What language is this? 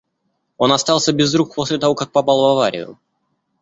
Russian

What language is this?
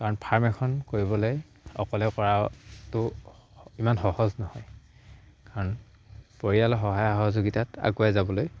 Assamese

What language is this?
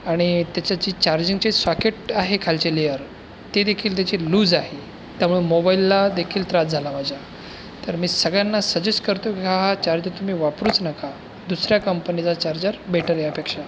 Marathi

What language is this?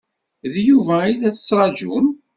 Kabyle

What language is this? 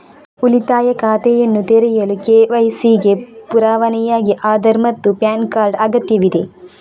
Kannada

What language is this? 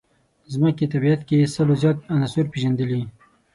Pashto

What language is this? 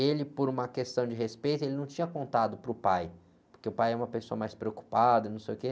Portuguese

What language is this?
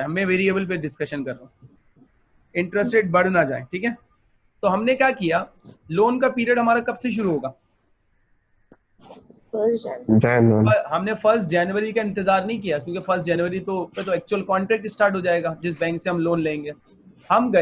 Hindi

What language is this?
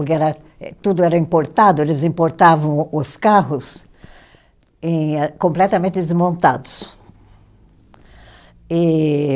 Portuguese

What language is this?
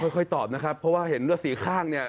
Thai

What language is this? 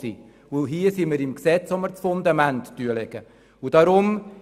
Swiss German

